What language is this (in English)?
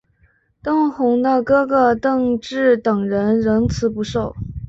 Chinese